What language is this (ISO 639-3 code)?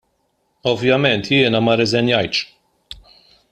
mlt